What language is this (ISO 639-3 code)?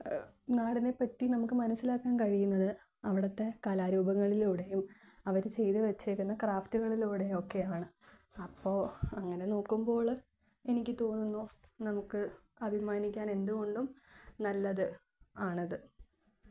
mal